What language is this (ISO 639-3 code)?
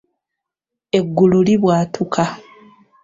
lug